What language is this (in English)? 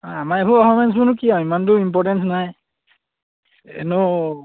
Assamese